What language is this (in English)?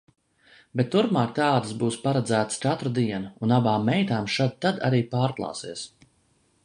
Latvian